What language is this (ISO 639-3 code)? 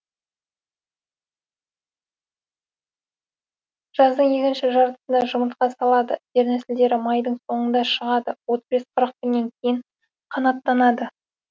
kaz